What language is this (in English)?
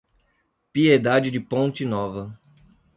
Portuguese